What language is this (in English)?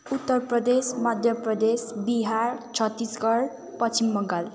Nepali